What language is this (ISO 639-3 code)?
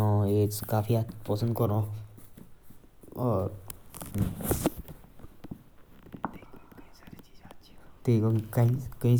jns